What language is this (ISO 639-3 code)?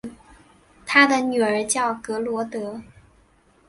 zho